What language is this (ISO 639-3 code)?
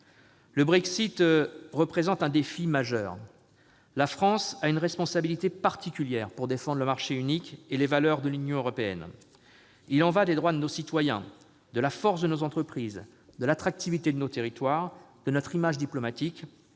fra